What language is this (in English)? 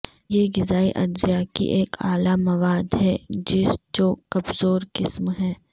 Urdu